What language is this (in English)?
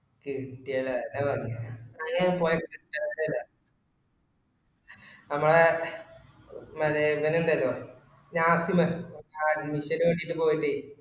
Malayalam